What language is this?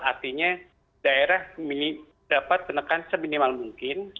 Indonesian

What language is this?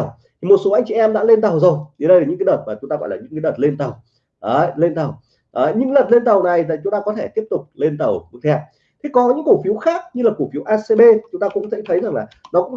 Vietnamese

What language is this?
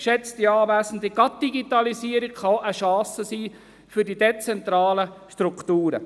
Swiss German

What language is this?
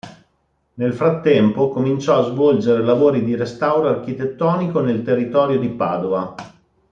Italian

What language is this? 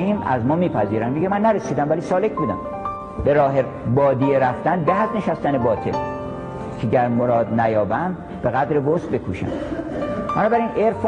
Persian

